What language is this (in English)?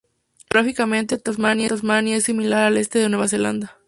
Spanish